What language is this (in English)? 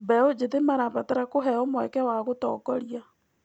Kikuyu